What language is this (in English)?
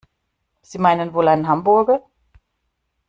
German